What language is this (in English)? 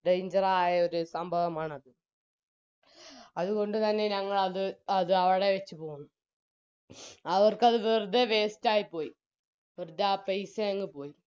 Malayalam